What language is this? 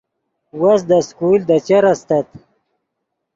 Yidgha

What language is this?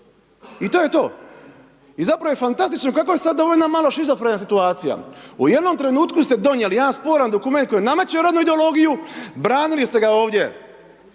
Croatian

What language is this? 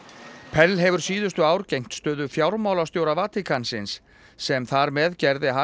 Icelandic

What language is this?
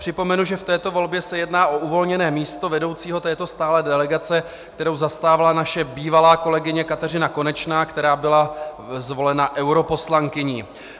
Czech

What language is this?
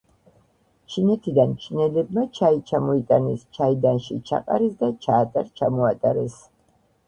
Georgian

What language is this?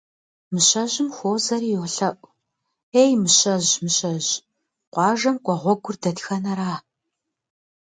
Kabardian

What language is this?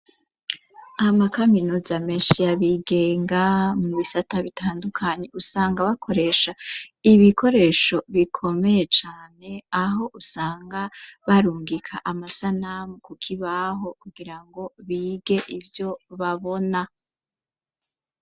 Rundi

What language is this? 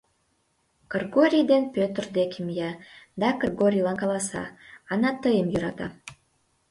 Mari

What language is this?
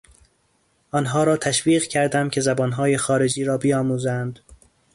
Persian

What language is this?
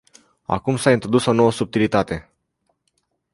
Romanian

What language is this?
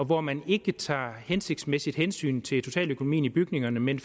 Danish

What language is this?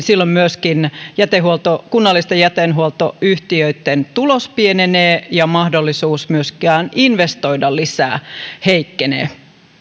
Finnish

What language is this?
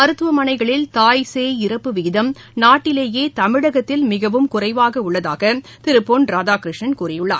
Tamil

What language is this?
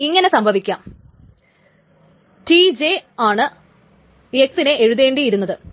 Malayalam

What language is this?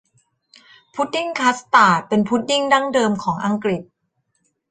Thai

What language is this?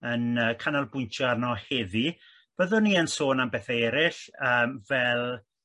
Welsh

